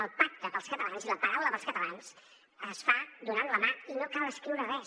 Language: Catalan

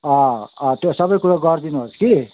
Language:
Nepali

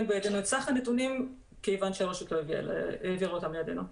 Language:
Hebrew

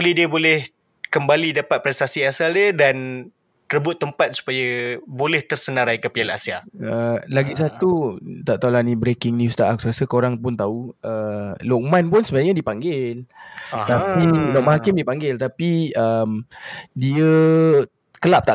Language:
Malay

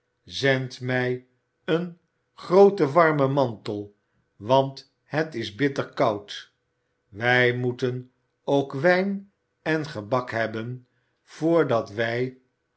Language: Dutch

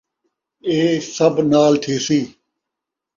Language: Saraiki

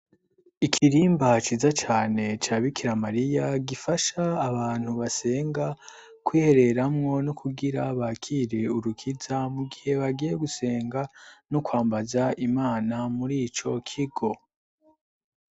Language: Rundi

